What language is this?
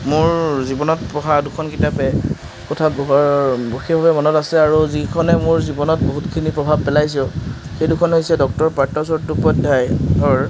Assamese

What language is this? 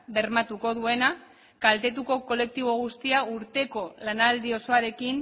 Basque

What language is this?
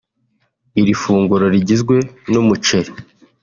Kinyarwanda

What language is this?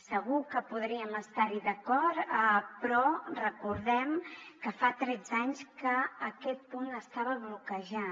Catalan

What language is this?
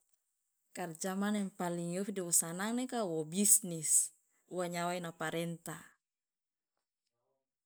Loloda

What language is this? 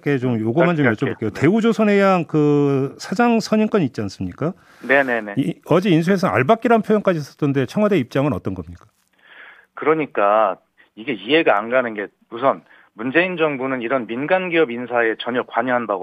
Korean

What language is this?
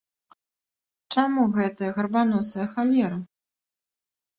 Belarusian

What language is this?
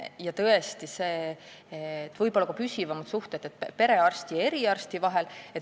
Estonian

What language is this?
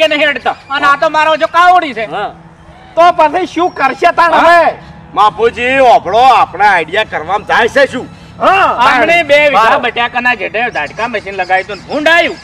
Gujarati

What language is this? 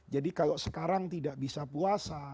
Indonesian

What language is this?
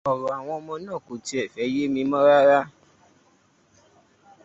Yoruba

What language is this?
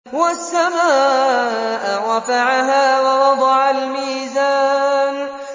Arabic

